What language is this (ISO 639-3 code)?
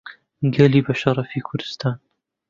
ckb